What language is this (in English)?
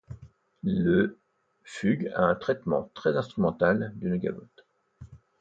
French